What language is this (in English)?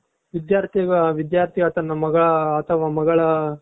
Kannada